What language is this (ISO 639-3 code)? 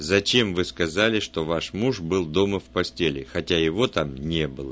rus